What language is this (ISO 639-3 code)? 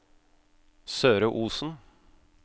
nor